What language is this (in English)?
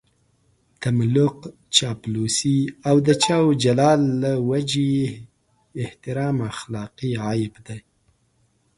Pashto